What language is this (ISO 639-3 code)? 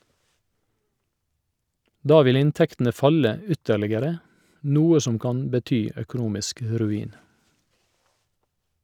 nor